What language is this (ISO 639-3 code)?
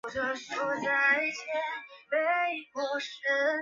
zho